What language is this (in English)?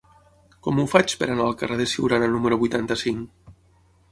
Catalan